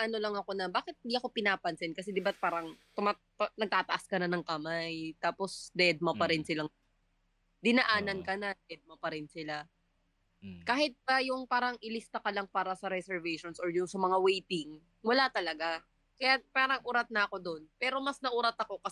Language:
Filipino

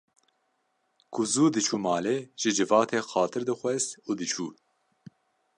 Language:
Kurdish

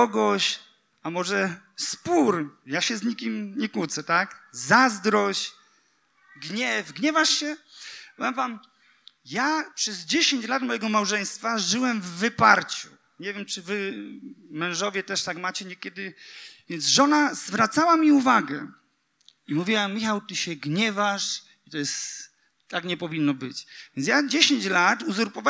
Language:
Polish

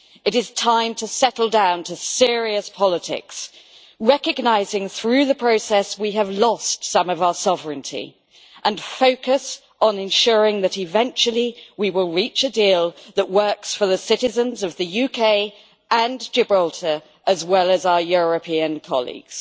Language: English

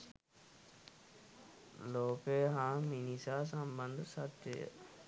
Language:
Sinhala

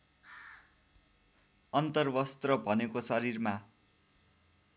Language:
Nepali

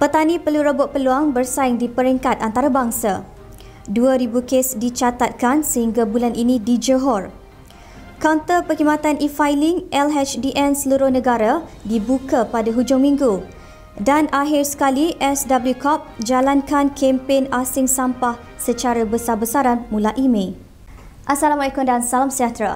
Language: Malay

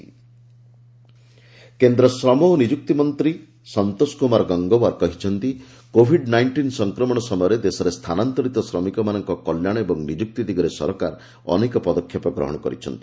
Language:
Odia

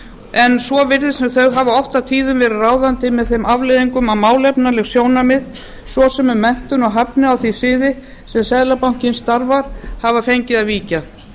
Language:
Icelandic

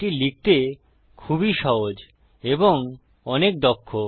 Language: Bangla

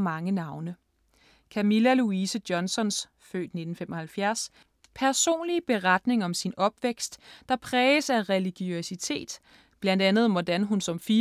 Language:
Danish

